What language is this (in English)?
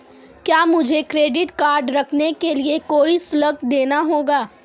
Hindi